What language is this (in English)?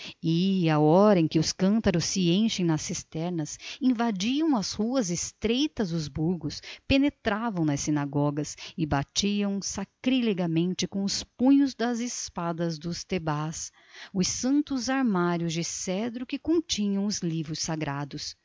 Portuguese